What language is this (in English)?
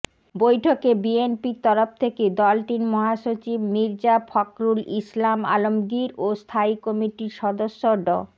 Bangla